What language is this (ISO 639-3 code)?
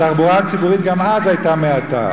heb